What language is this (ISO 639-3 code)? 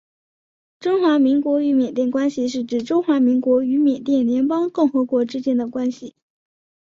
zho